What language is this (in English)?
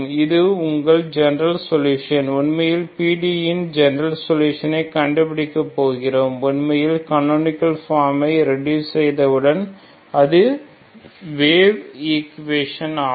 Tamil